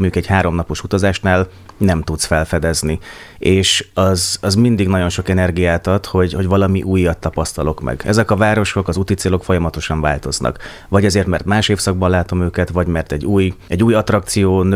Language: Hungarian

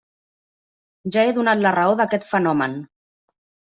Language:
Catalan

